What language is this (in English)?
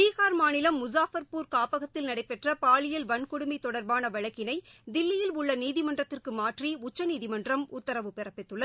Tamil